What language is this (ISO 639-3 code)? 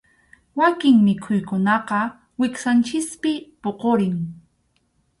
qxu